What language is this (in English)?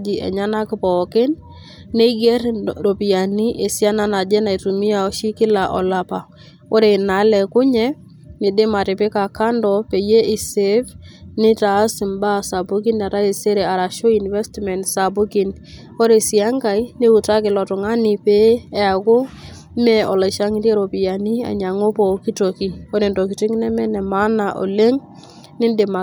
Masai